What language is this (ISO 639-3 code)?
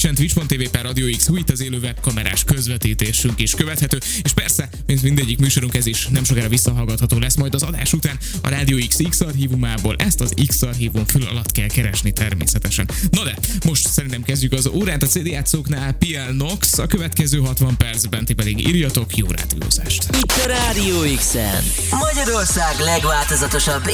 hun